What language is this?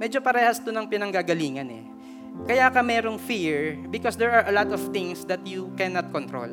Filipino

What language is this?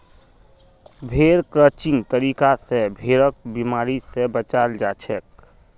Magahi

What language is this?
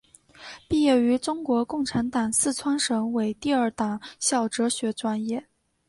Chinese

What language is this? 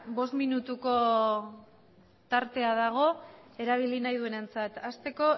Basque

